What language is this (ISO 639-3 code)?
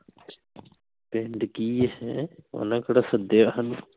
pan